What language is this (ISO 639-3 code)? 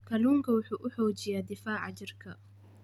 som